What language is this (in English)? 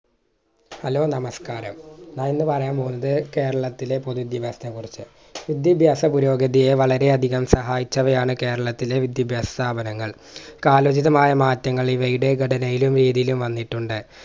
Malayalam